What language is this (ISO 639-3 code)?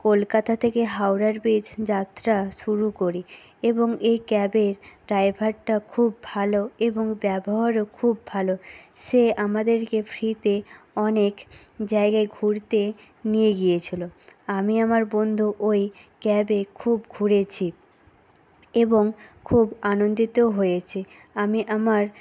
ben